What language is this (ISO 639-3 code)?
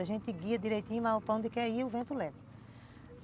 por